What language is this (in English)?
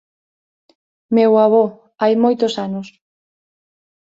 Galician